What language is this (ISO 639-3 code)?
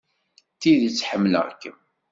kab